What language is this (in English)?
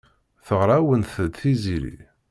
Kabyle